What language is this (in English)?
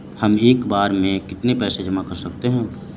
Hindi